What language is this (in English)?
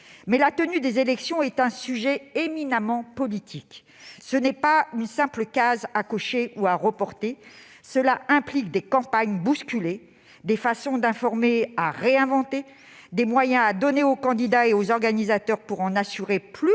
French